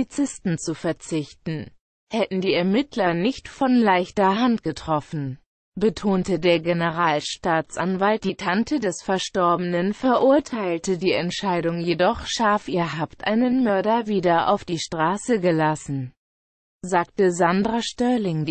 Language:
German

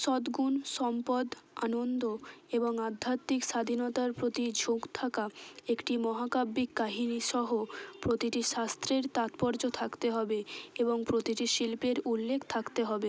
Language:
Bangla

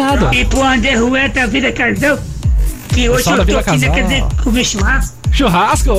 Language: Portuguese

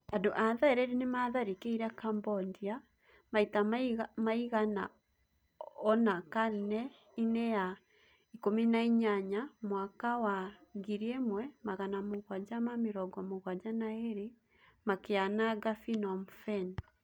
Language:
Kikuyu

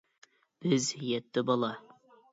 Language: Uyghur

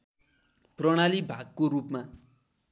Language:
Nepali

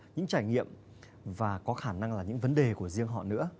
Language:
Vietnamese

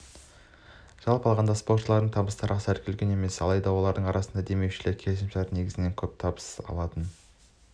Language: Kazakh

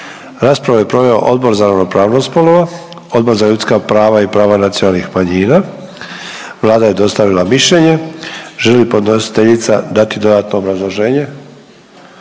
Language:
Croatian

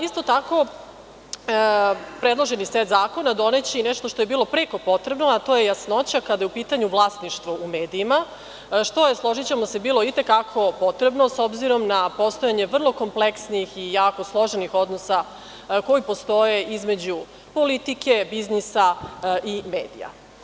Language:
Serbian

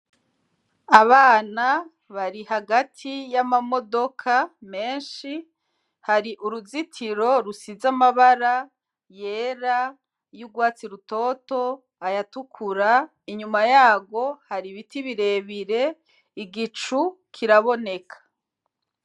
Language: Rundi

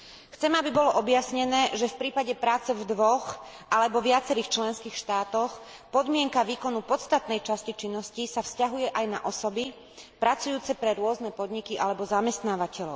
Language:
Slovak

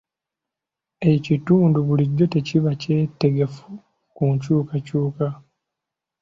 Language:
Ganda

